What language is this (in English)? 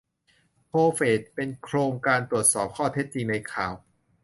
Thai